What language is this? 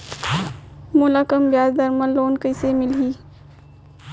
Chhattisgarhi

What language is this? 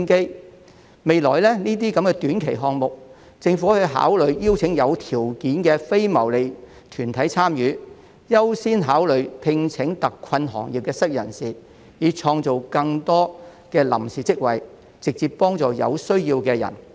Cantonese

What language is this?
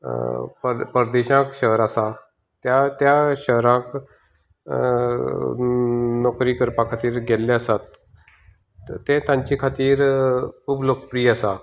Konkani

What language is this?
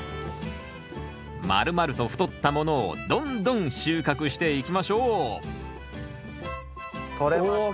Japanese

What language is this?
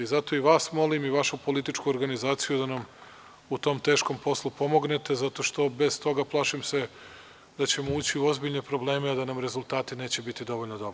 Serbian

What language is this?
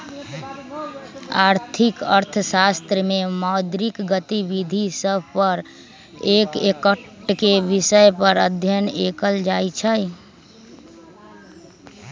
Magahi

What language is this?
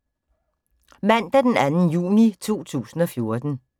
Danish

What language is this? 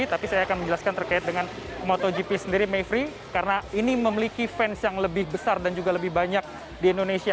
Indonesian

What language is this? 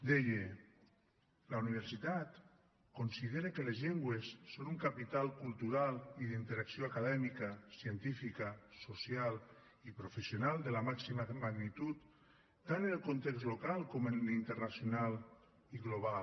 Catalan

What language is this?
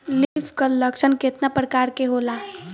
Bhojpuri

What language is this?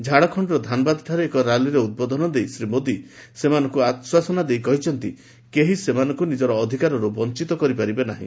Odia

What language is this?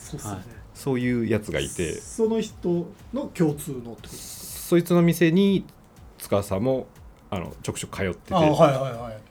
Japanese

